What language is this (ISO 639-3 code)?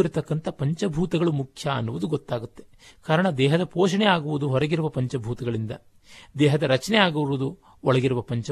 kan